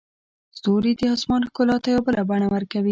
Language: Pashto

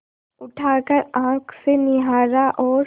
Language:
Hindi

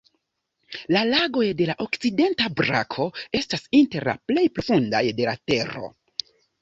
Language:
Esperanto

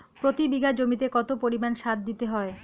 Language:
Bangla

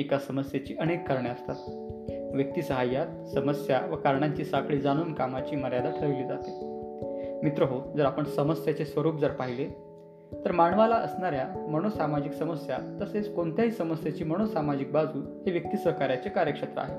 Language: Marathi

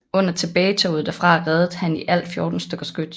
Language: Danish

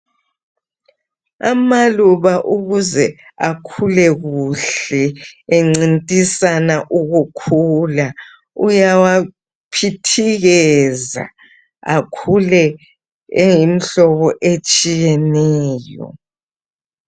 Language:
North Ndebele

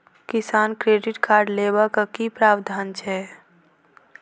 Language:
Maithili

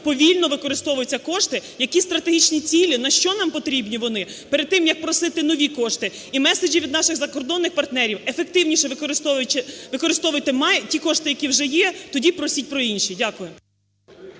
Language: Ukrainian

